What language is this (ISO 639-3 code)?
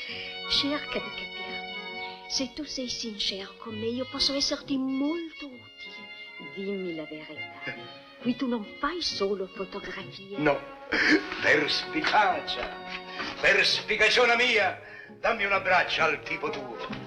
ita